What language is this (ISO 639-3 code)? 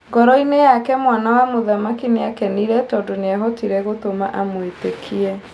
kik